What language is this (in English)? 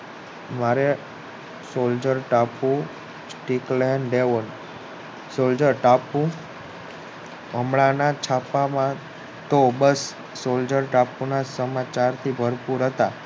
Gujarati